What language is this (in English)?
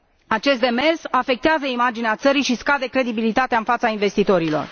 Romanian